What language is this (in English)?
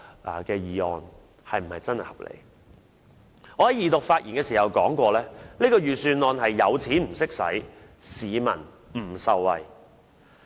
Cantonese